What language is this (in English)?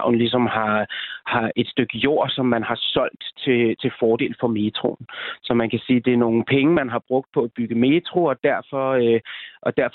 Danish